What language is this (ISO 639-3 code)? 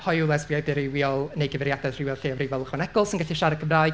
cym